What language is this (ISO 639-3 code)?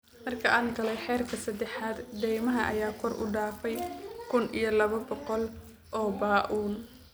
som